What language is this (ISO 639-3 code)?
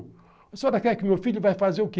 por